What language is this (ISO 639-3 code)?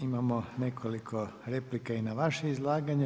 hrv